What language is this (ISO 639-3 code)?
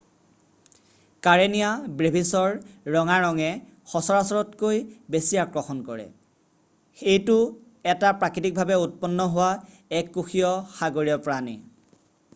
asm